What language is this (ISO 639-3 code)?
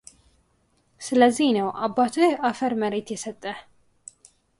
amh